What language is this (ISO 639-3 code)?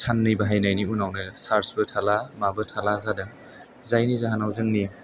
brx